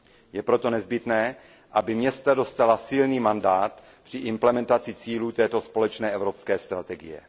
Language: Czech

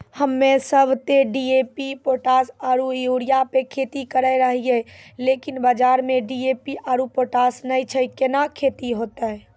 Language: Maithili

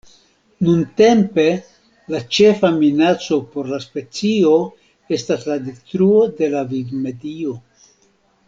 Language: Esperanto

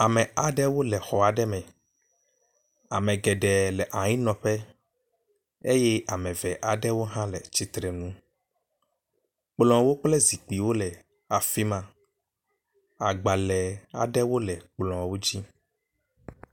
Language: Ewe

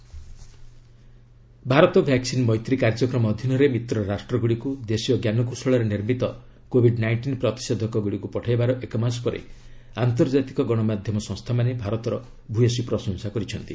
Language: Odia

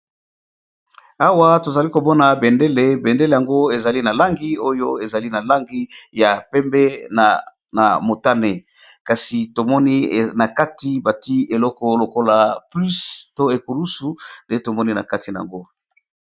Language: Lingala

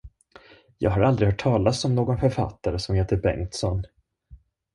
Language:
Swedish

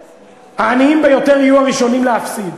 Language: Hebrew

